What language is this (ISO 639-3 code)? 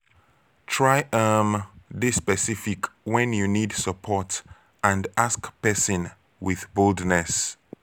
pcm